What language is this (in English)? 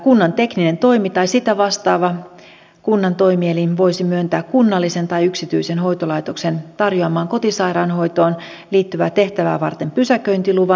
Finnish